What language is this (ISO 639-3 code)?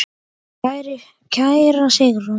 isl